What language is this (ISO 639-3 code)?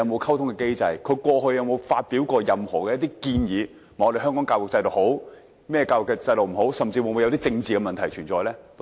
yue